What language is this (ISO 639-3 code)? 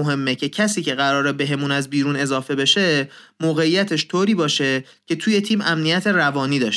fas